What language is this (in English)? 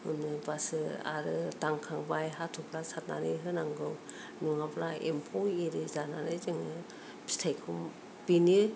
Bodo